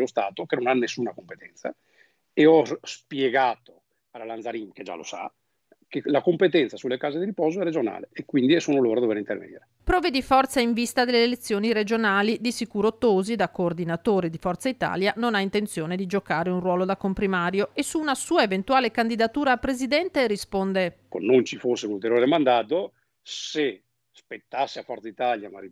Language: Italian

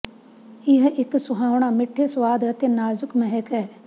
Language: Punjabi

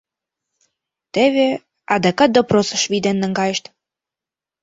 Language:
Mari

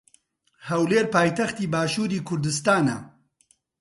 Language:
Central Kurdish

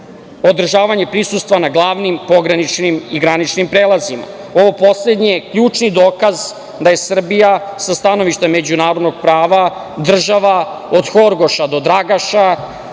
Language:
Serbian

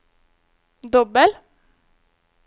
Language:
Norwegian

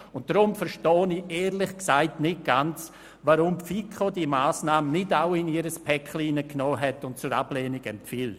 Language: Swiss German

